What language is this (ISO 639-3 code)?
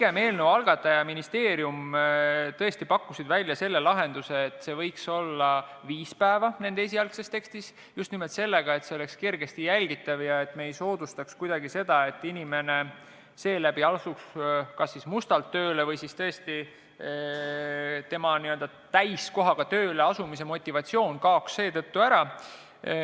est